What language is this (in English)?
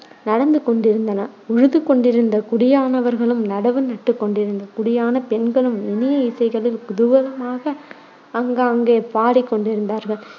Tamil